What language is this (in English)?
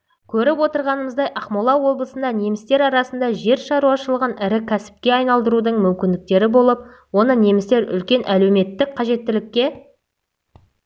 Kazakh